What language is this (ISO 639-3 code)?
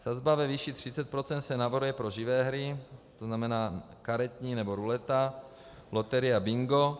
ces